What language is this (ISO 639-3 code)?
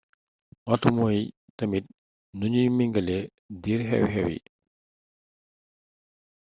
wol